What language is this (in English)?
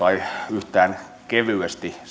Finnish